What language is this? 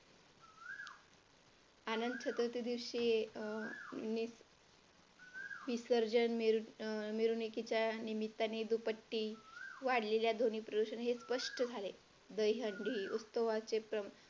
Marathi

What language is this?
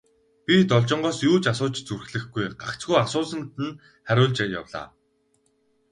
Mongolian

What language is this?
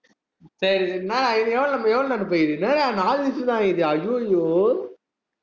Tamil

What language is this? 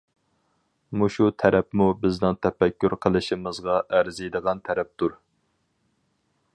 Uyghur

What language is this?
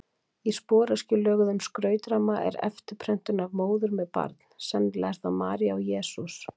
Icelandic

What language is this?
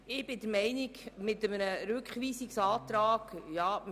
Swiss German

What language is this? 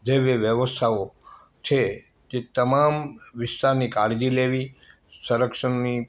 Gujarati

